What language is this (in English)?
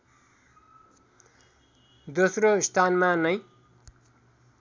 Nepali